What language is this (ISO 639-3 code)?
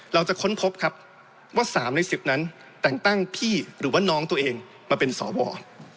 tha